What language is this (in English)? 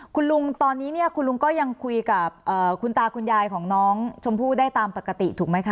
Thai